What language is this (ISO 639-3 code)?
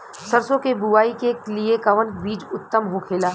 bho